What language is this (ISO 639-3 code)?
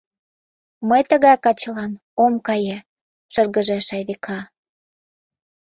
chm